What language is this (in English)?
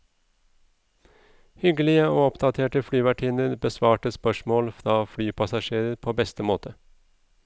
Norwegian